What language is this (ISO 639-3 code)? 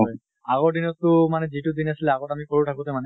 asm